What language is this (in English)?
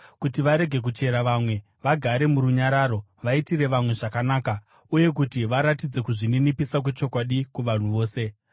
Shona